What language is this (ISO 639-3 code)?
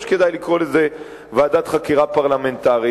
heb